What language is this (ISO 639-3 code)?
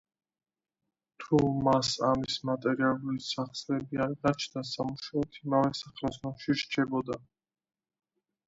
kat